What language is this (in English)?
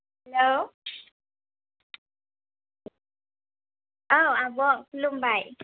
Bodo